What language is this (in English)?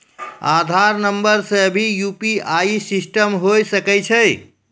Maithili